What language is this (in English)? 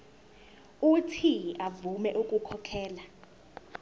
Zulu